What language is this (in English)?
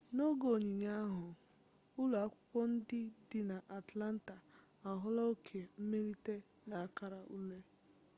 Igbo